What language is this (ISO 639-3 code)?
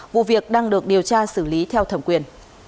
vie